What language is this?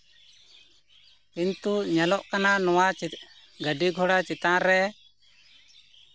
Santali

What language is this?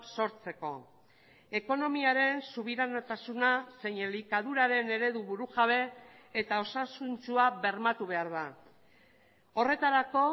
Basque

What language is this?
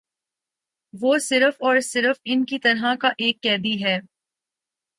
Urdu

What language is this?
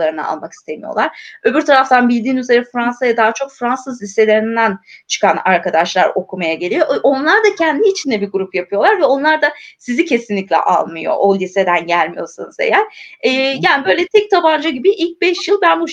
Turkish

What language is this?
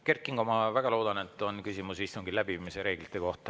Estonian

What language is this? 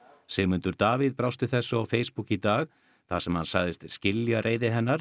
Icelandic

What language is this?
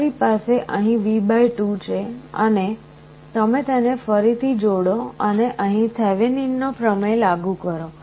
Gujarati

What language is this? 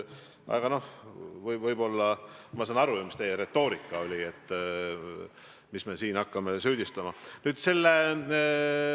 Estonian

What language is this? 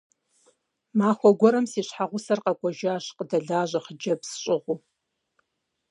Kabardian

